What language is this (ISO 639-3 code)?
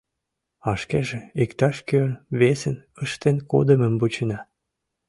chm